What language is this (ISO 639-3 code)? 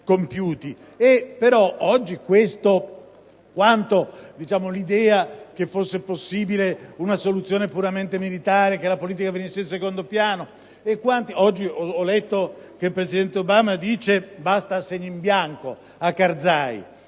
ita